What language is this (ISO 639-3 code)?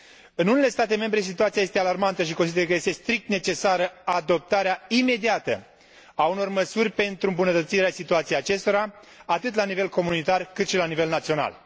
ron